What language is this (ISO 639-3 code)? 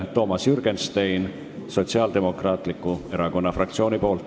est